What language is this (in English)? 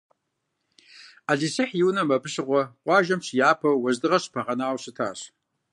Kabardian